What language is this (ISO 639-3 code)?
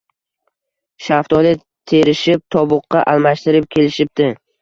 uzb